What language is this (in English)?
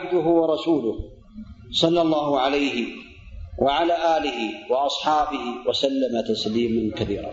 Arabic